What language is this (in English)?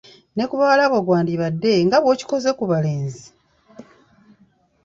Ganda